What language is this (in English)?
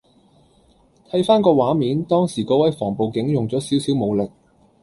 Cantonese